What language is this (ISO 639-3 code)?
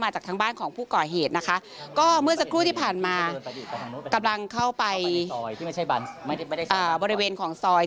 tha